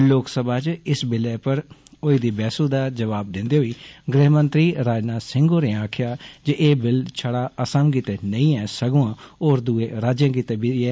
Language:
Dogri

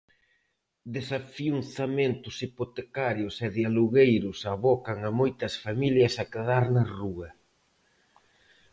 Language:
Galician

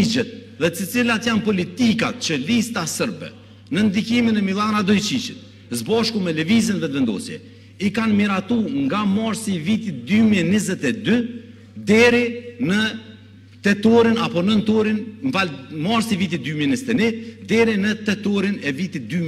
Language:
Romanian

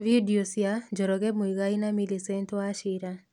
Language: Kikuyu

